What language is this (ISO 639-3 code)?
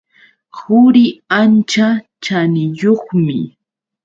qux